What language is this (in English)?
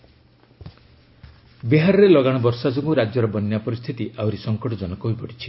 Odia